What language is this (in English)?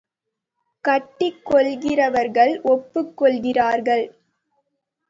Tamil